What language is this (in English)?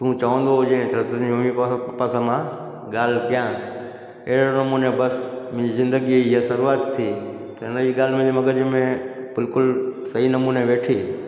Sindhi